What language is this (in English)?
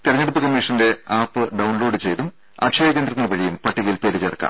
Malayalam